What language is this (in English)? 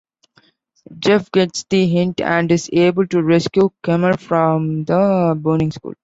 English